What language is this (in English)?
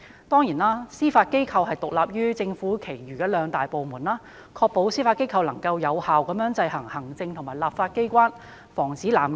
Cantonese